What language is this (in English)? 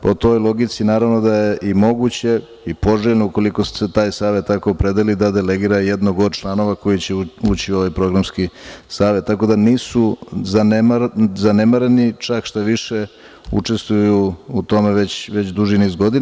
Serbian